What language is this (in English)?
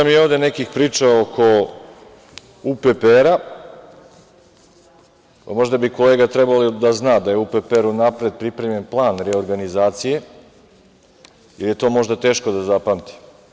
Serbian